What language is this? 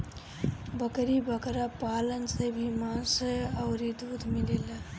Bhojpuri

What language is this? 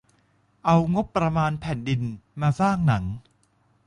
Thai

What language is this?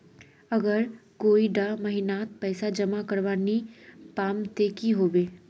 Magahi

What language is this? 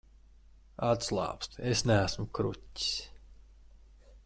Latvian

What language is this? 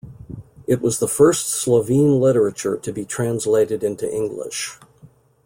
English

